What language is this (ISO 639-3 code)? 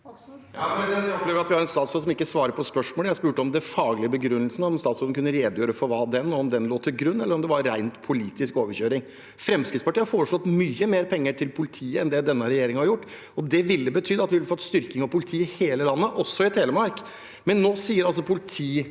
nor